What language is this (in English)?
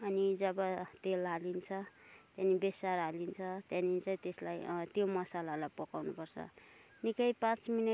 Nepali